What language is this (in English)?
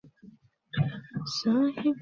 Bangla